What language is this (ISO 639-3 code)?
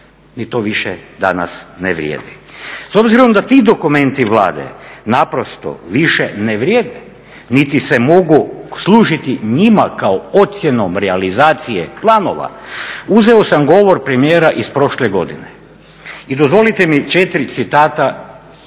hrv